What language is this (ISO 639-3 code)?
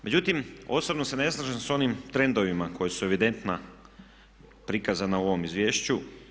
hrv